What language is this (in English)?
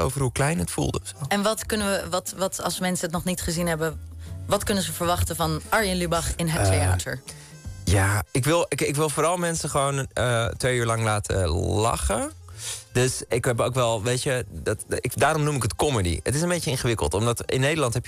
Dutch